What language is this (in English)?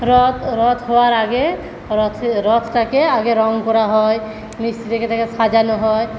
Bangla